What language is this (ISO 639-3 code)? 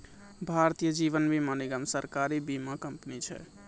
mai